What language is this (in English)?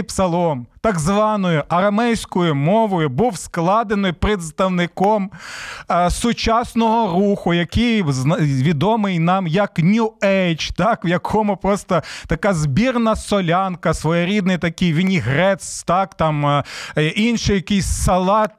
Ukrainian